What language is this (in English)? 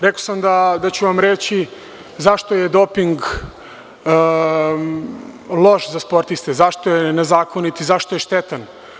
Serbian